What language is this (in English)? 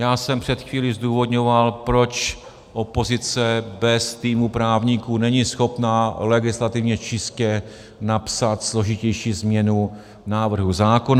Czech